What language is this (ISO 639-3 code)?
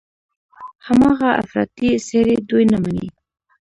pus